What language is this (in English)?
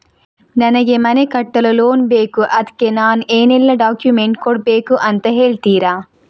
Kannada